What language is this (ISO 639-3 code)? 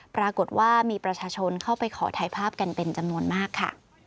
tha